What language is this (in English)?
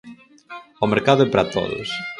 Galician